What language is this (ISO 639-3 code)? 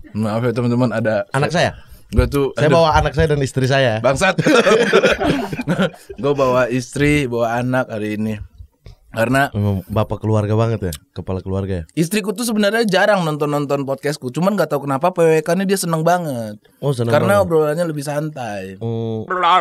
ind